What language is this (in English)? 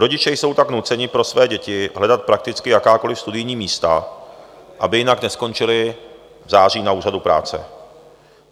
Czech